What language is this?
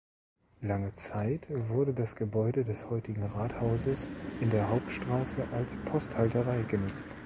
German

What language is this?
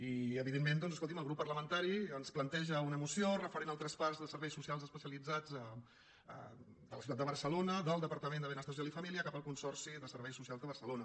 Catalan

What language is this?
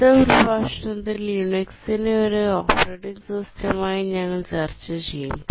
Malayalam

